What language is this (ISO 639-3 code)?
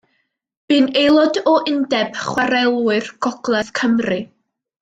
cym